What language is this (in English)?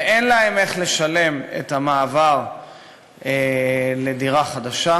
Hebrew